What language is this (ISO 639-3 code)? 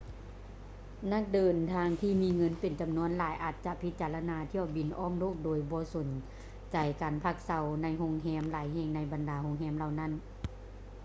lao